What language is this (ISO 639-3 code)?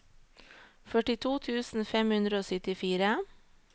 nor